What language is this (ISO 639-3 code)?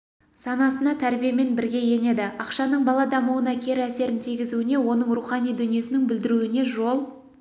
kaz